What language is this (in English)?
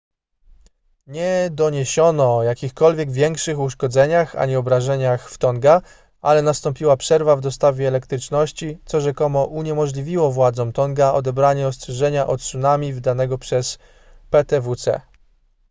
Polish